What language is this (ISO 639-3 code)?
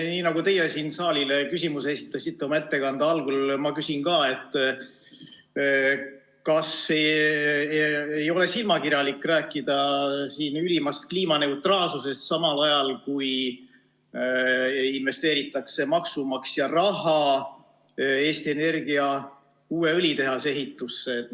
est